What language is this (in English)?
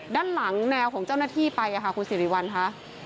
Thai